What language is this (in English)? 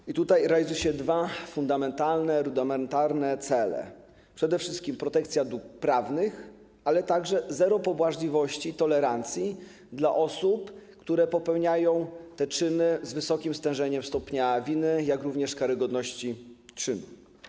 Polish